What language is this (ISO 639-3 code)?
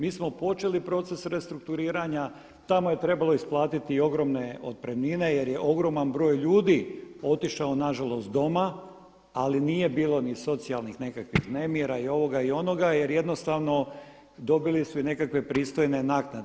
hrv